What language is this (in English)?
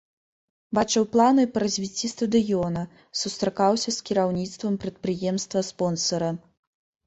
Belarusian